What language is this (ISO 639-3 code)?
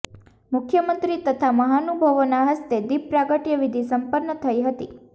guj